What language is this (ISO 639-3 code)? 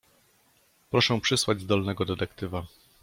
pol